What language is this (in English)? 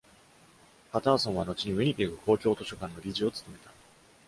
Japanese